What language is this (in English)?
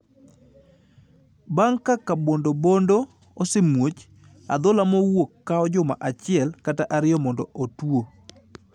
Luo (Kenya and Tanzania)